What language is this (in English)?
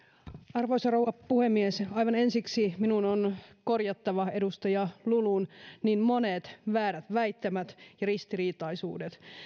Finnish